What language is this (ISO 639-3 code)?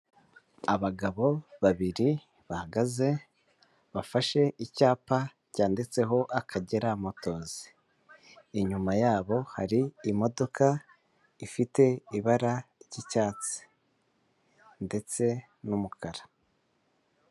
kin